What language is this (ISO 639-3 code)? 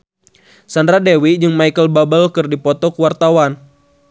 sun